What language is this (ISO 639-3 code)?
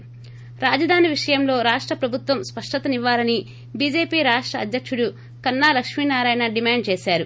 tel